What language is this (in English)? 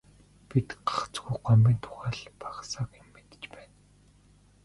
Mongolian